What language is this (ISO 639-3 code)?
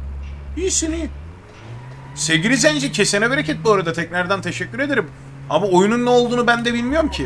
tur